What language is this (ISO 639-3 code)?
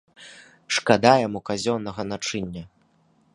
bel